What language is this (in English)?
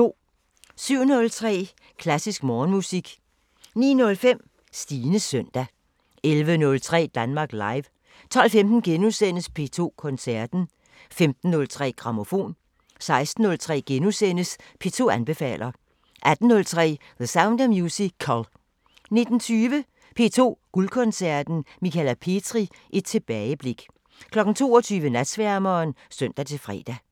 Danish